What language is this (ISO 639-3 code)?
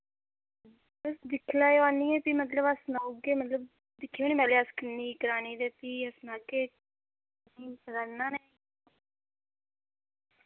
doi